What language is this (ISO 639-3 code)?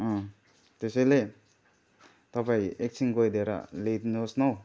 nep